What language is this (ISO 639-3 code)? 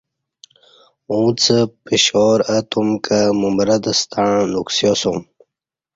bsh